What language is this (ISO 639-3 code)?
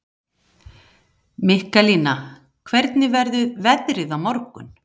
isl